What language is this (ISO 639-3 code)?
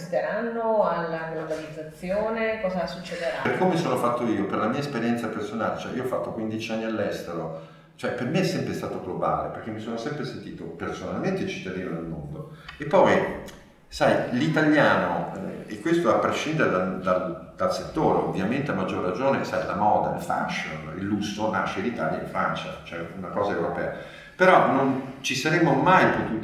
ita